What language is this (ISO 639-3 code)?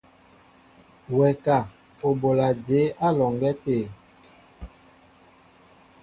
mbo